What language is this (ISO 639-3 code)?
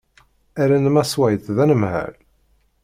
kab